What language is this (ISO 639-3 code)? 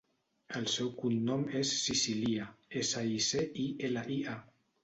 cat